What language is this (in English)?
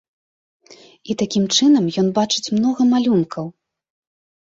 Belarusian